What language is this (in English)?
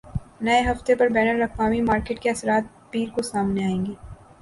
Urdu